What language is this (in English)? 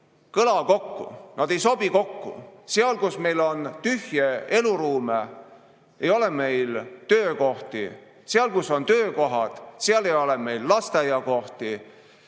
Estonian